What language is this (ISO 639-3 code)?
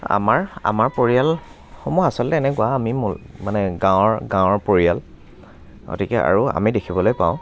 asm